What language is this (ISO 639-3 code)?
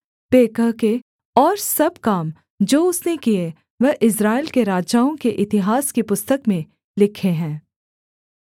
hin